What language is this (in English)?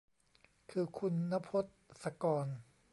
Thai